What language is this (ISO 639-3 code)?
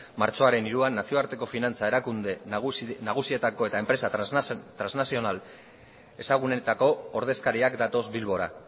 eus